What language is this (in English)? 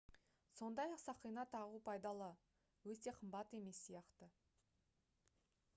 Kazakh